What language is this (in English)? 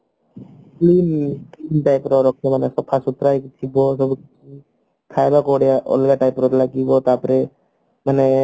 Odia